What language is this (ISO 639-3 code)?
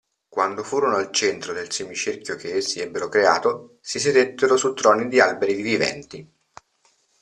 ita